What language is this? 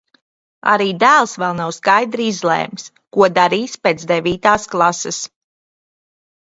Latvian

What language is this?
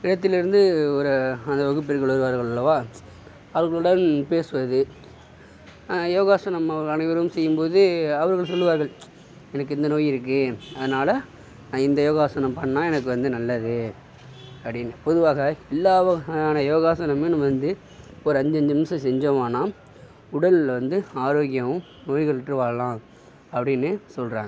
Tamil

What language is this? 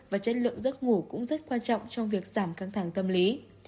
Vietnamese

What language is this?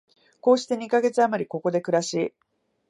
Japanese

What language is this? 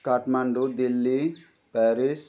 Nepali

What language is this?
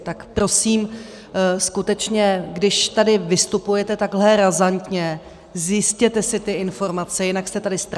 Czech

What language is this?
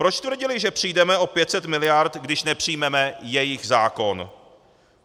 Czech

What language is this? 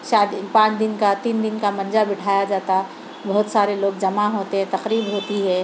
Urdu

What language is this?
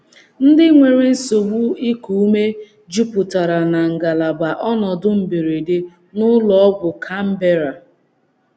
Igbo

